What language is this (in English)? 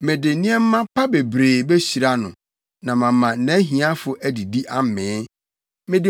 Akan